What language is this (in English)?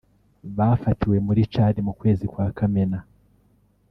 Kinyarwanda